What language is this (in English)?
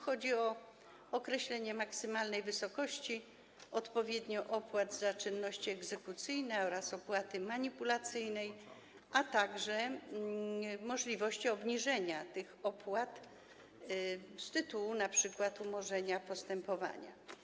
Polish